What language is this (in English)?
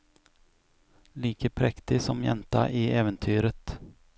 Norwegian